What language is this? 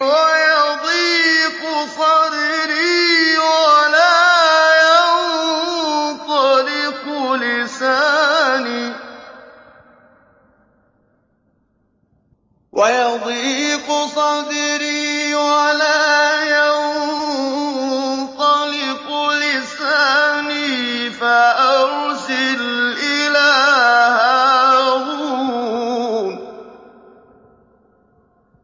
Arabic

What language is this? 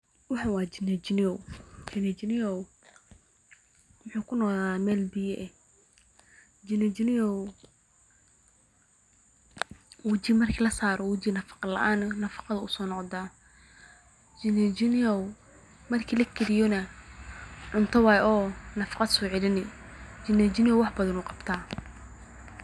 Somali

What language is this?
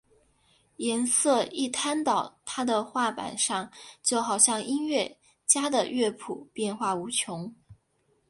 Chinese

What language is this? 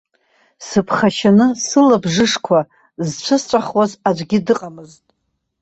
Abkhazian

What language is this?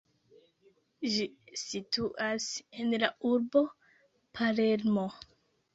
Esperanto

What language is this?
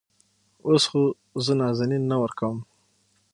Pashto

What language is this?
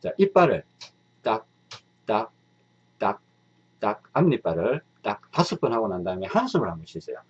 Korean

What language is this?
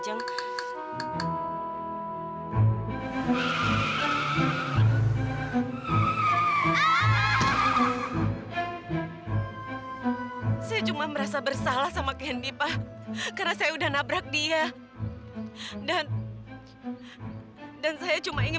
Indonesian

